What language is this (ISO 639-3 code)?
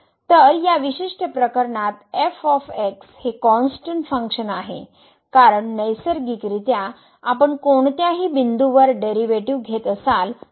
mar